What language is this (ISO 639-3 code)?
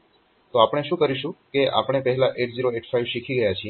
guj